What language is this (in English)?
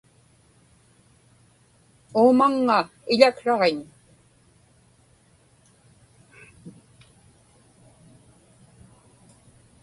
Inupiaq